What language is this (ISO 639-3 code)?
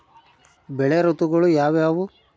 kan